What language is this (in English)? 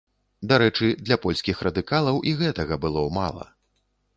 Belarusian